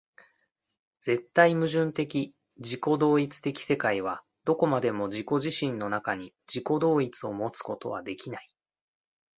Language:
Japanese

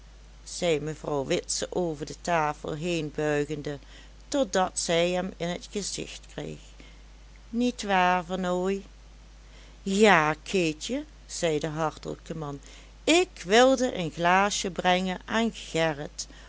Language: Dutch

